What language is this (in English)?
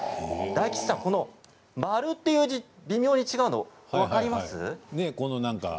Japanese